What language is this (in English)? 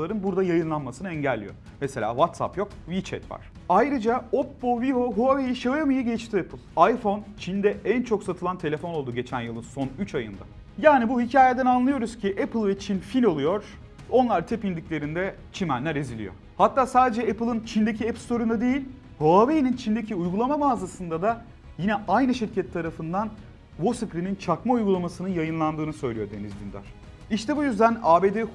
Turkish